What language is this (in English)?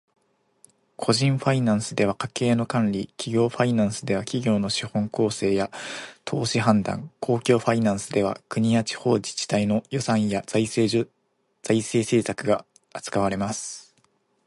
Japanese